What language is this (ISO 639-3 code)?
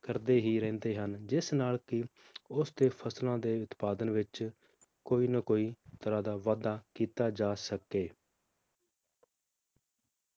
pan